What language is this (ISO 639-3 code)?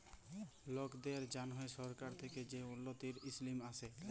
ben